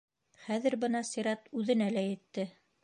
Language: Bashkir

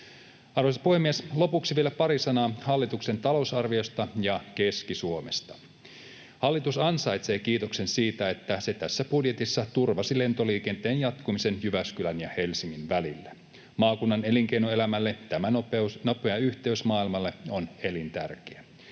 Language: Finnish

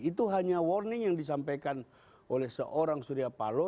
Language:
Indonesian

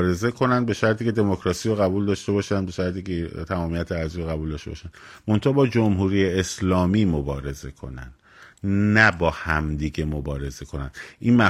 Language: Persian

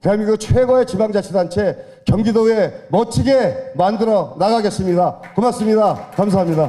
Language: Korean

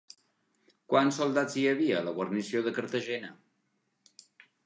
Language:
Catalan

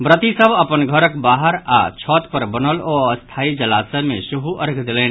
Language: Maithili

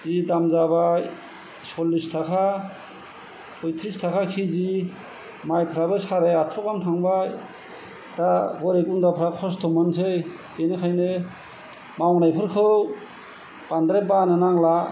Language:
Bodo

